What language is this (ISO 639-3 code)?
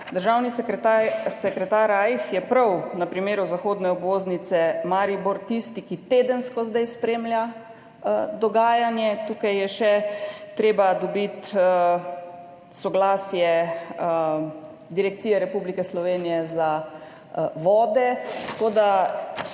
slv